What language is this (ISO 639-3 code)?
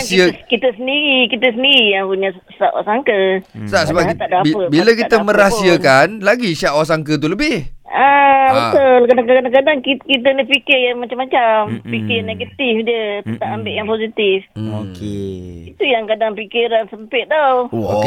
msa